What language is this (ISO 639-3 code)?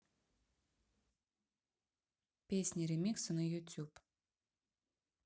rus